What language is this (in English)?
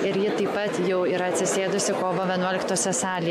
Lithuanian